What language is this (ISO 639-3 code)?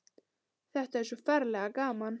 isl